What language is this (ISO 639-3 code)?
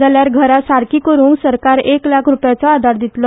kok